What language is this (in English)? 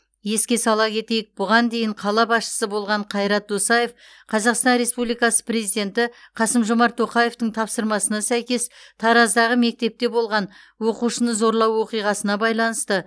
Kazakh